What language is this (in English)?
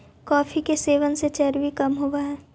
Magahi